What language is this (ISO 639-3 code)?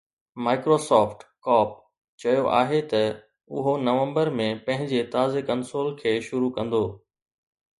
snd